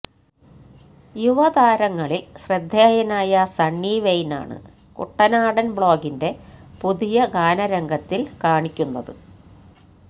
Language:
Malayalam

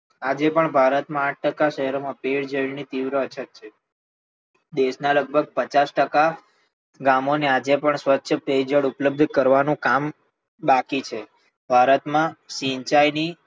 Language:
Gujarati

